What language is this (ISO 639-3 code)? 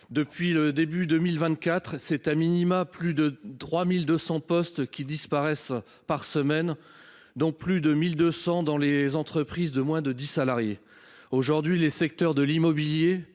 fra